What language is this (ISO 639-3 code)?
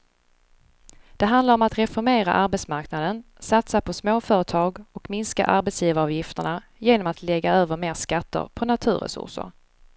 swe